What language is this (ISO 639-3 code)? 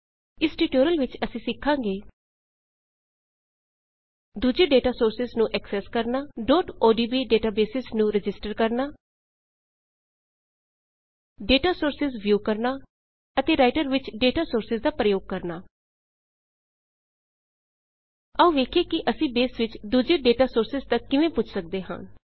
pan